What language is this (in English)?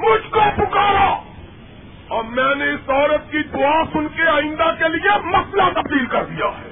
Urdu